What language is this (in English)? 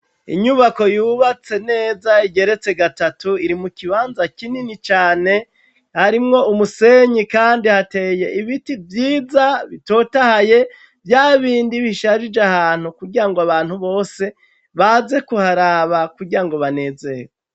Rundi